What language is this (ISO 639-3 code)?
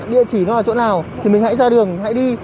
vie